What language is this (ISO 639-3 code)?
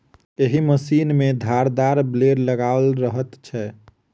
mai